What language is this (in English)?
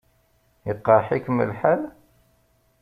Kabyle